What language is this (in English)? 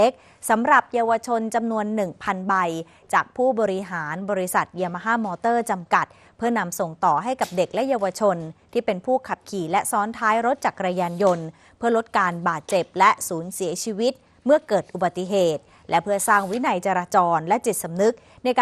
Thai